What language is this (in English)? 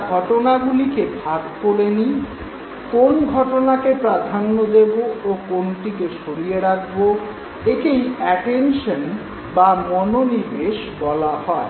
Bangla